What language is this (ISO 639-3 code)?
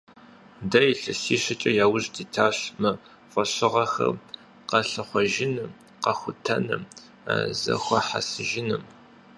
kbd